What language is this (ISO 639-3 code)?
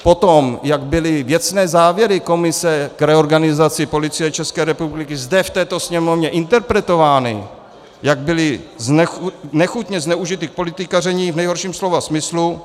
ces